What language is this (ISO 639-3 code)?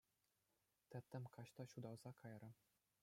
chv